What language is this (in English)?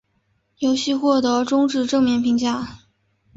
Chinese